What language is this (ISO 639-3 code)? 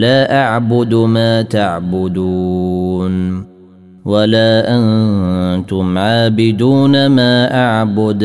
ara